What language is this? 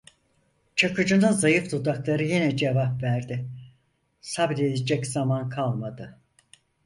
Turkish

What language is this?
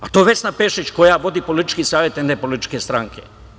Serbian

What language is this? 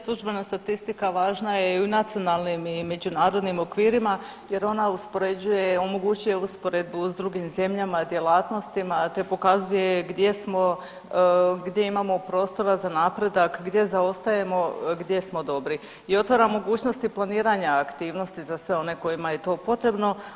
Croatian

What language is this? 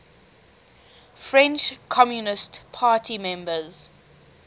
English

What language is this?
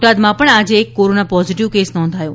Gujarati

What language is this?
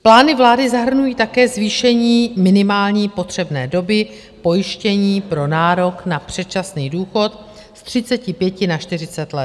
Czech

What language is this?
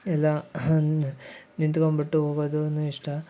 Kannada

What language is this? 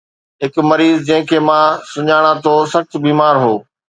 Sindhi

